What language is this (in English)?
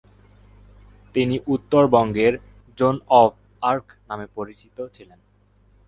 Bangla